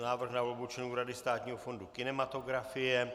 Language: Czech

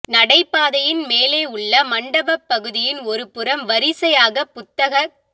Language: Tamil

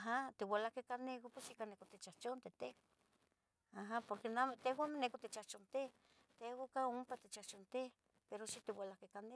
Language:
Tetelcingo Nahuatl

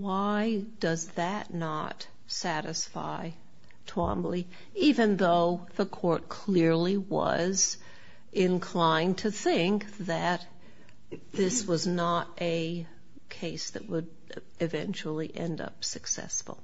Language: English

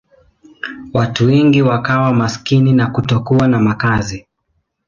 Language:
Swahili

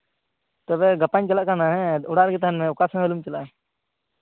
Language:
Santali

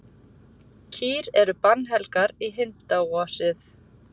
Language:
Icelandic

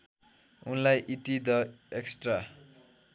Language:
Nepali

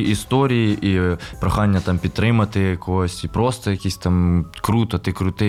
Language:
Ukrainian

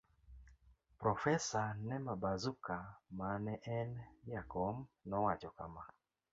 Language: Luo (Kenya and Tanzania)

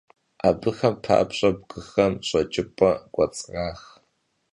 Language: Kabardian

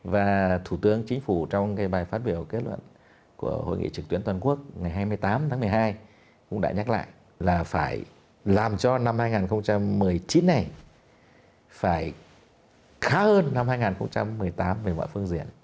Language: Vietnamese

